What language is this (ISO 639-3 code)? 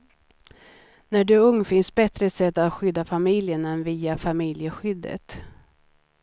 swe